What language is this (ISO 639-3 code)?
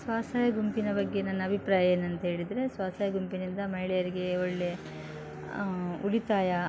kan